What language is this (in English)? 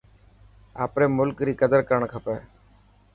Dhatki